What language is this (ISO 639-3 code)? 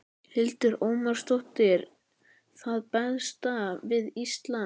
isl